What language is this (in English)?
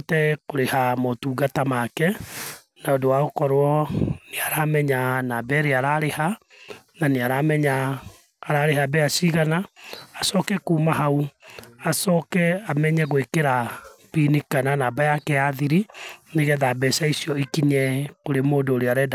Kikuyu